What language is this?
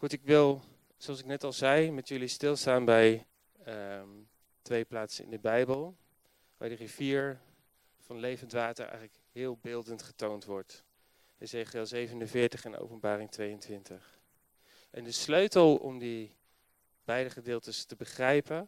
Dutch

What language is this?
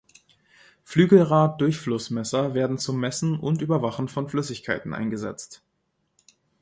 German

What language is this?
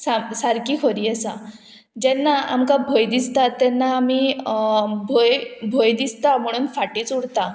Konkani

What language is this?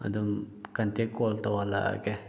Manipuri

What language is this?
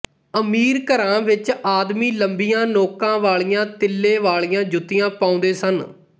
Punjabi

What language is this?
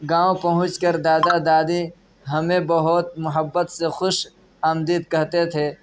Urdu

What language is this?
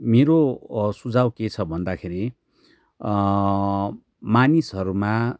Nepali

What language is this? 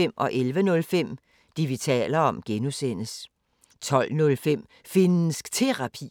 Danish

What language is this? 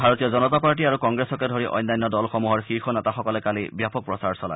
Assamese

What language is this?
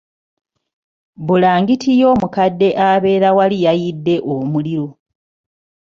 Ganda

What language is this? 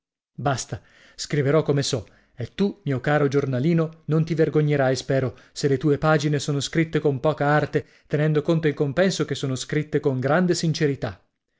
Italian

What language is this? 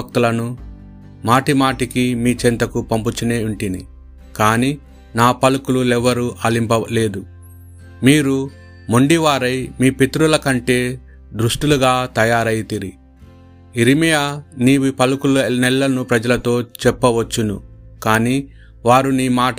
Telugu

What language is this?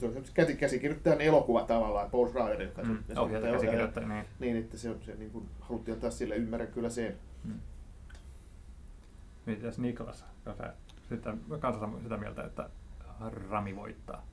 Finnish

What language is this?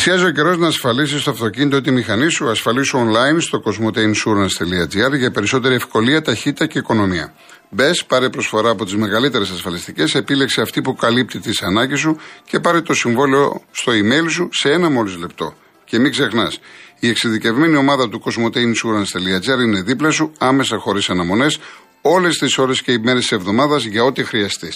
Greek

